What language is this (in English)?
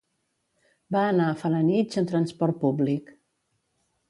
Catalan